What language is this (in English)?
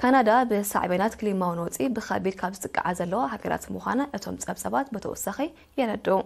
Arabic